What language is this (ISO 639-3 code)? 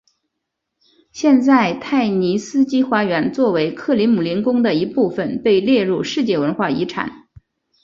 zho